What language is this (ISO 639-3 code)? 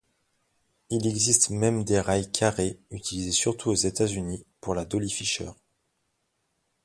fra